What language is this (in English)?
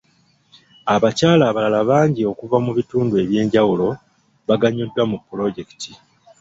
Ganda